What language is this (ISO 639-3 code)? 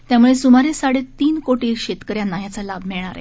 mar